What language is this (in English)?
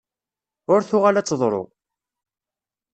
Kabyle